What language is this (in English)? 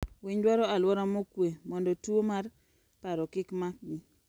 Luo (Kenya and Tanzania)